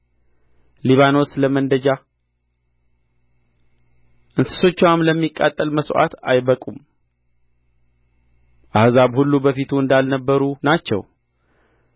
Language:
Amharic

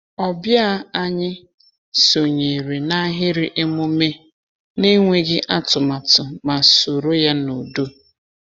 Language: Igbo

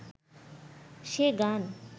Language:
Bangla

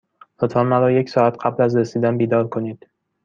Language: Persian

